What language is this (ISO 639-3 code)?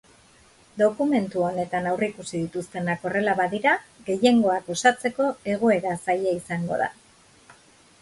eus